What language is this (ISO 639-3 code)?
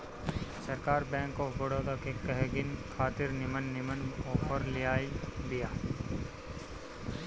bho